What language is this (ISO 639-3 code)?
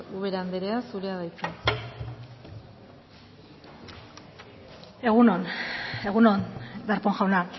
eus